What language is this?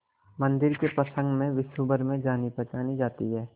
Hindi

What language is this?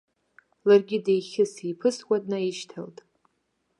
Abkhazian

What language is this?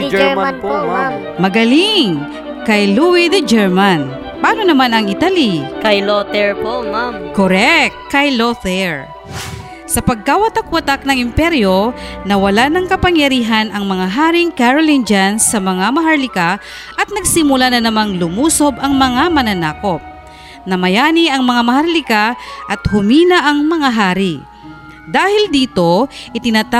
Filipino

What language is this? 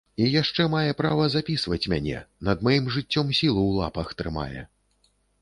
Belarusian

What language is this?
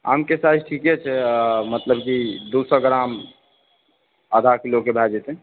Maithili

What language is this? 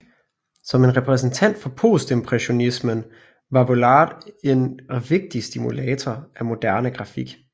Danish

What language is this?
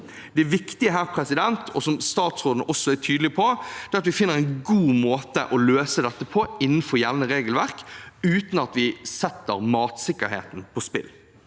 Norwegian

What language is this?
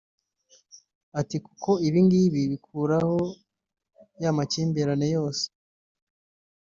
Kinyarwanda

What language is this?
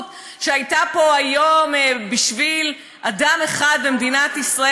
Hebrew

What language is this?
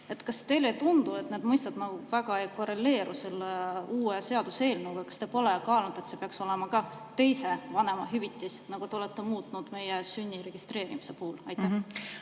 Estonian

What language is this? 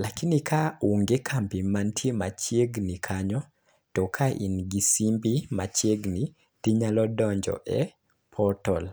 Luo (Kenya and Tanzania)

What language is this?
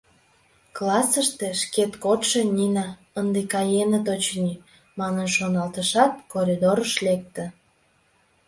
Mari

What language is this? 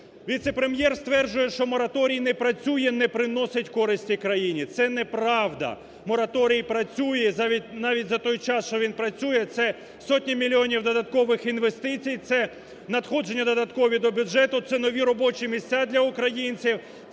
Ukrainian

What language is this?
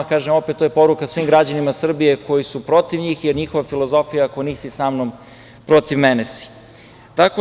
Serbian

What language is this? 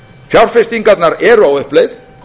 Icelandic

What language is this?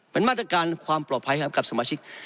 Thai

